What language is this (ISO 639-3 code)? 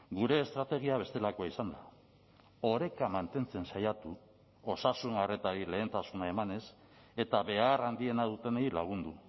eus